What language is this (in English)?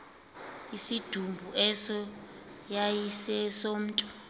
Xhosa